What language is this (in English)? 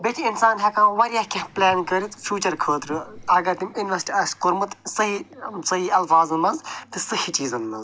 Kashmiri